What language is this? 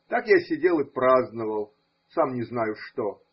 Russian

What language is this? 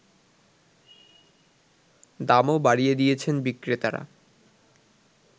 Bangla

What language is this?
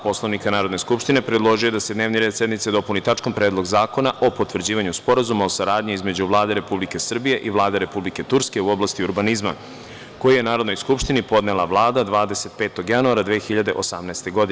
Serbian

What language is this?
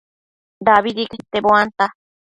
Matsés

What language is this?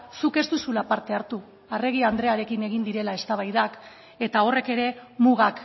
Basque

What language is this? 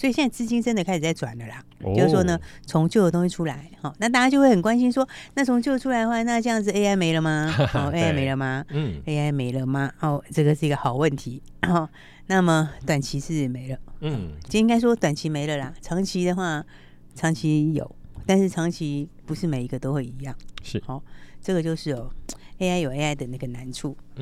Chinese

